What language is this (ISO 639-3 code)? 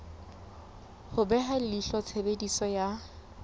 sot